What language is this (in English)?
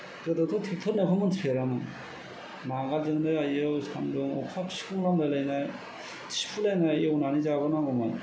Bodo